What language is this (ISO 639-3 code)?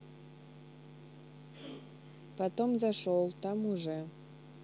rus